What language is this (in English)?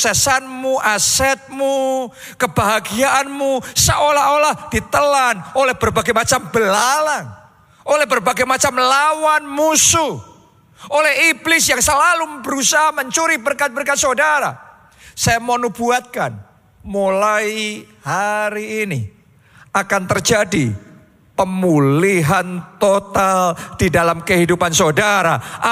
Indonesian